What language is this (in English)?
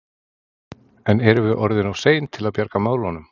Icelandic